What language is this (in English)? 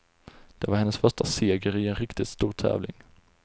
Swedish